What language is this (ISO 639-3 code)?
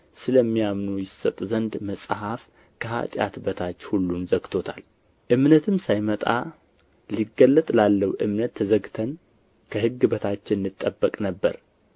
amh